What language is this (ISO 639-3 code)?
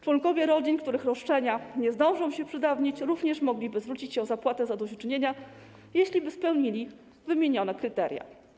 pol